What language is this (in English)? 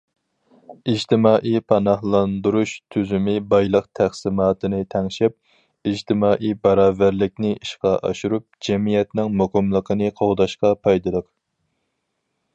Uyghur